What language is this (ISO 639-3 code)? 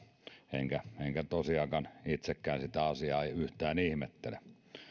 fin